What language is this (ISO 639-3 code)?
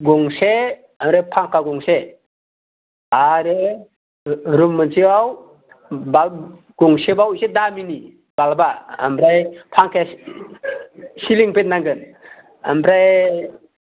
brx